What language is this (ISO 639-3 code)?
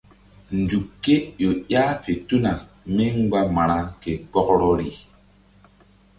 mdd